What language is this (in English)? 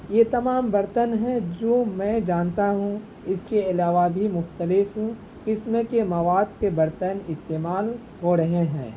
Urdu